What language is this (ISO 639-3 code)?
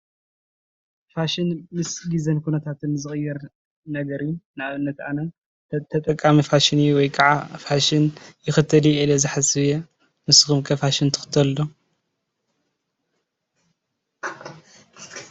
tir